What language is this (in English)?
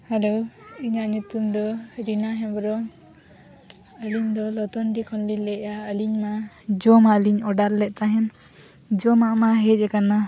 Santali